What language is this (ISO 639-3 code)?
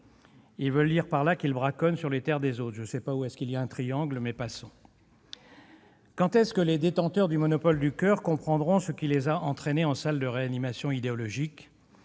fra